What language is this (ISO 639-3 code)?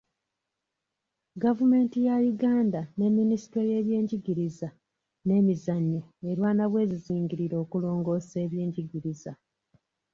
lug